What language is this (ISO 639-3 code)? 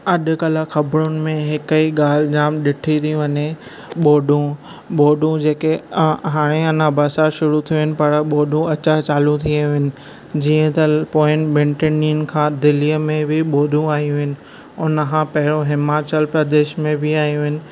snd